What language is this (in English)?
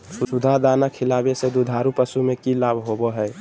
Magahi